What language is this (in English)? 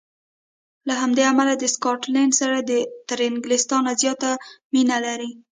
Pashto